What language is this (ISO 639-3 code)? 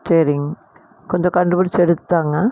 tam